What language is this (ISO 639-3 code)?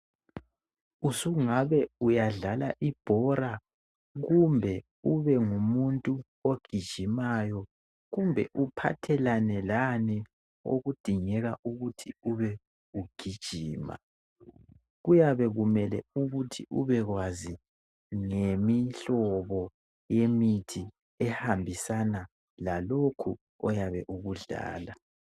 nde